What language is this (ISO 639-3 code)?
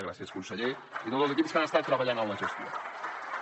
cat